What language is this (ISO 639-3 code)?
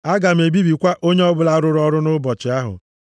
ibo